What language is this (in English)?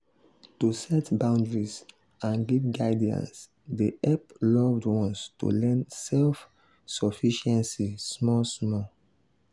Nigerian Pidgin